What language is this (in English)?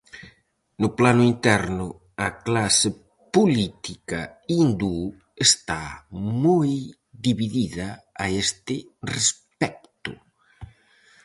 Galician